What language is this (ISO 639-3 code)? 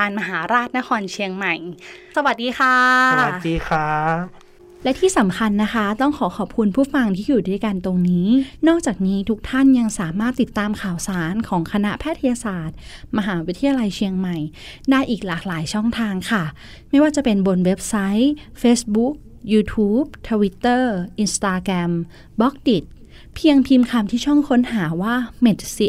tha